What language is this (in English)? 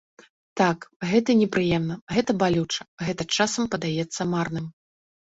Belarusian